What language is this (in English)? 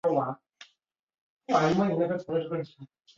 Chinese